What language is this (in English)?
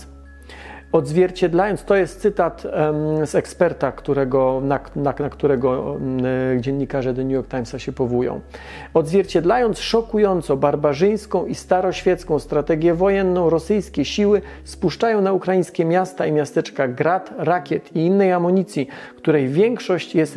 Polish